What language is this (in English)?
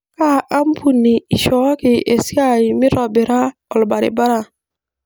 Masai